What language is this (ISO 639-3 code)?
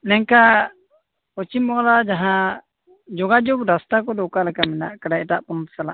sat